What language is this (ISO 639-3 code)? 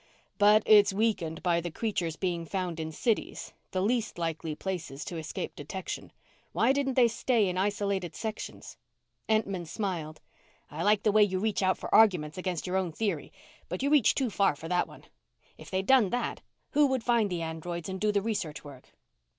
eng